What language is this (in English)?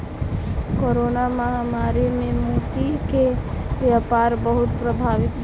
Maithili